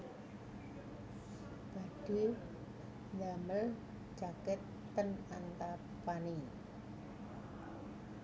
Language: Javanese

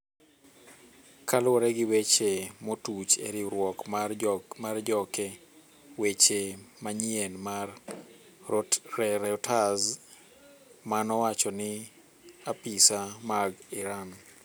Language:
Luo (Kenya and Tanzania)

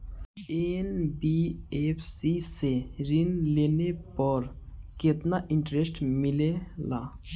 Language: Bhojpuri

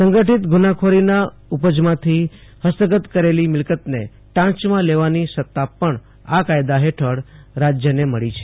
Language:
Gujarati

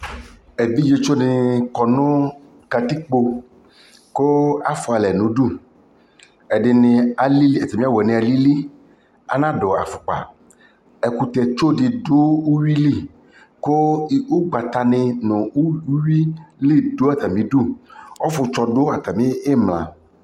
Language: Ikposo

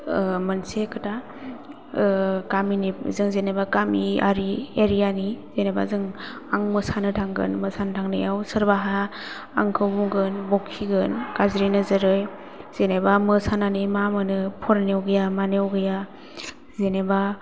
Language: Bodo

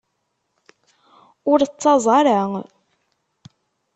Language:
Kabyle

